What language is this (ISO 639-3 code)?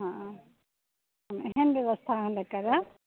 mai